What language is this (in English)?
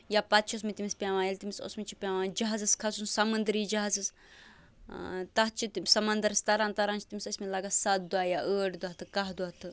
Kashmiri